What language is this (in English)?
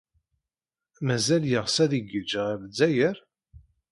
Kabyle